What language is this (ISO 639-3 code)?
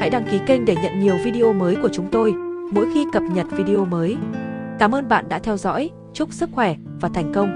vie